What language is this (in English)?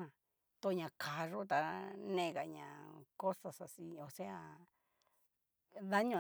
Cacaloxtepec Mixtec